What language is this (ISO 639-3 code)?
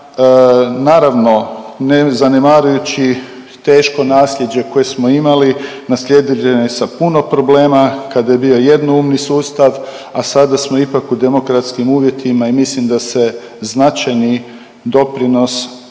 hrv